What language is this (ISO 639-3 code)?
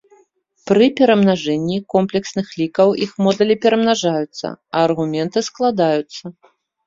bel